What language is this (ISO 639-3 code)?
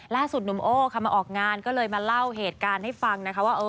tha